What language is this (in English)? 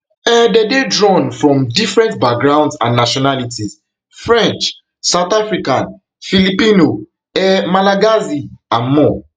Nigerian Pidgin